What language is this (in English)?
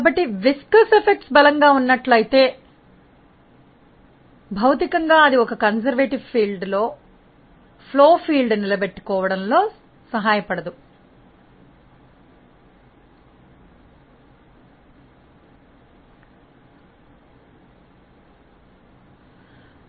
Telugu